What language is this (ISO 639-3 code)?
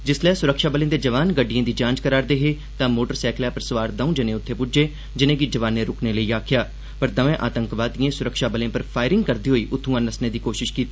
doi